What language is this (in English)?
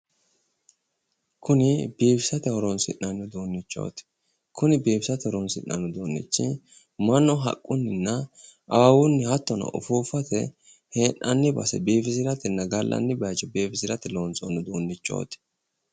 Sidamo